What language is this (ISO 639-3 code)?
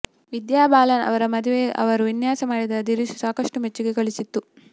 kan